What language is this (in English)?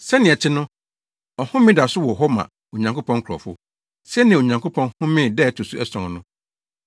Akan